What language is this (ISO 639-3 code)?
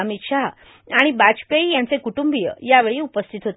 mar